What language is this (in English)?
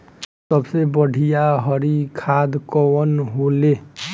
Bhojpuri